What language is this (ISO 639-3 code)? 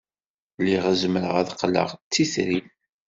kab